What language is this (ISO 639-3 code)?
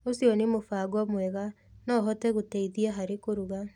kik